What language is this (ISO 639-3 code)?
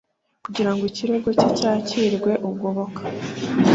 kin